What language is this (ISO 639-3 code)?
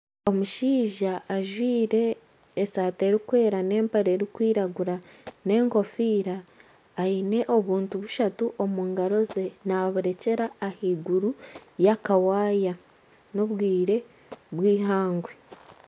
nyn